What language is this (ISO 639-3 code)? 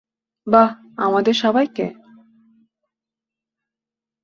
ben